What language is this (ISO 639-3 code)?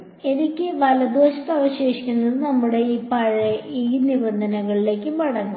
mal